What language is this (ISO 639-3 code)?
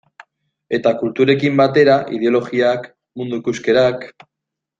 eus